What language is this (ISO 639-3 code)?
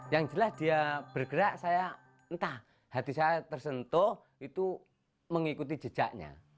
ind